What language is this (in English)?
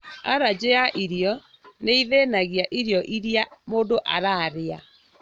Kikuyu